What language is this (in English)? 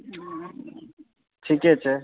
Maithili